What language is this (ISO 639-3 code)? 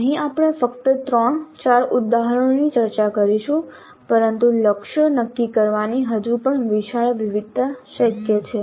guj